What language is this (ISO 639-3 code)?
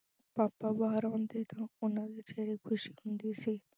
pan